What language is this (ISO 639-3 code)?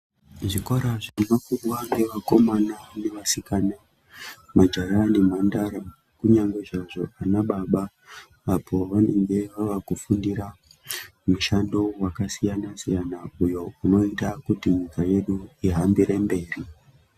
ndc